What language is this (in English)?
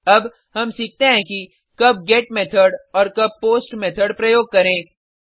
Hindi